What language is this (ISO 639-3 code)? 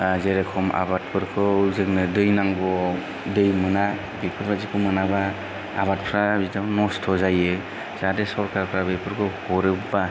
brx